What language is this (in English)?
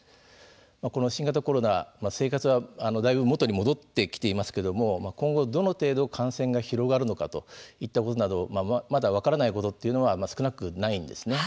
Japanese